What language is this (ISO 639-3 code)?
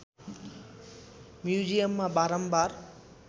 nep